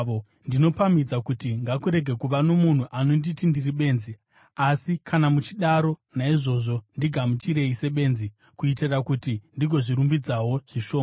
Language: Shona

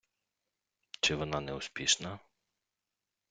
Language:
Ukrainian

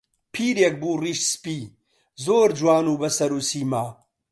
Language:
Central Kurdish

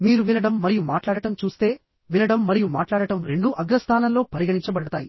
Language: Telugu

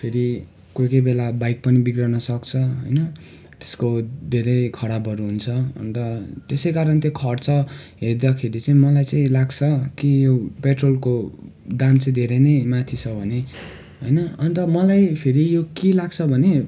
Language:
Nepali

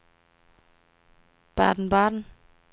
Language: Danish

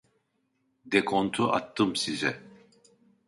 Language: Turkish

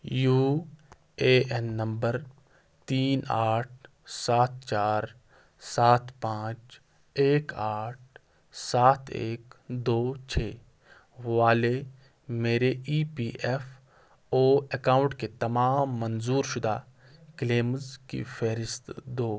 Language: Urdu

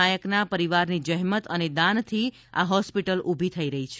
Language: Gujarati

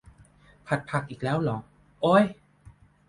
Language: Thai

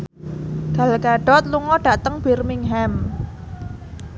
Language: Javanese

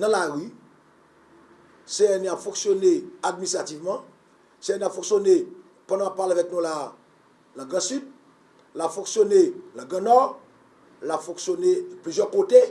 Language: French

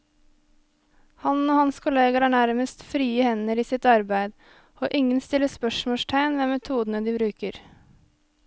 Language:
Norwegian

